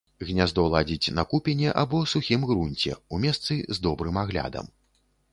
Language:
Belarusian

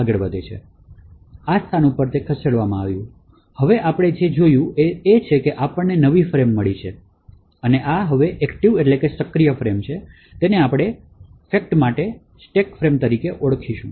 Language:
Gujarati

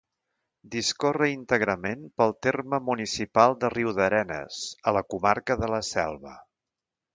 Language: Catalan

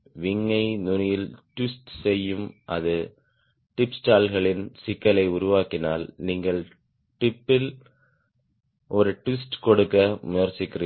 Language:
Tamil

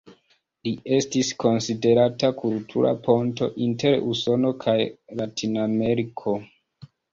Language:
Esperanto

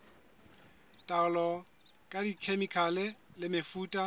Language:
Southern Sotho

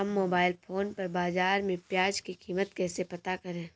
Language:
Hindi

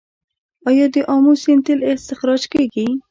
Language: Pashto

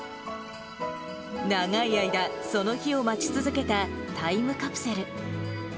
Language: Japanese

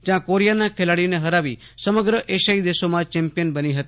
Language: Gujarati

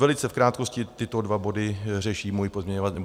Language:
Czech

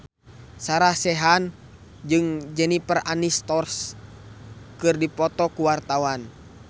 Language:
Sundanese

